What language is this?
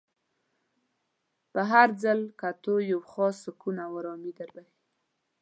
Pashto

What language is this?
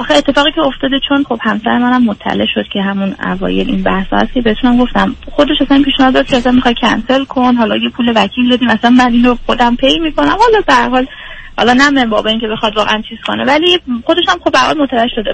Persian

